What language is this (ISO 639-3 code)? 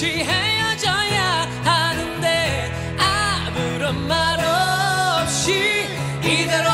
kor